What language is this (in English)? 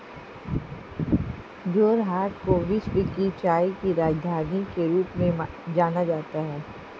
Hindi